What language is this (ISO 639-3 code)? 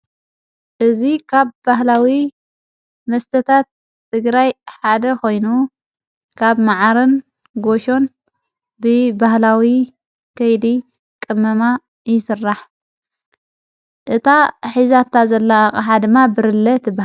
tir